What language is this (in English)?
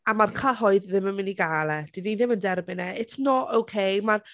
Welsh